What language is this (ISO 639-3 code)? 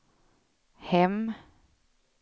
swe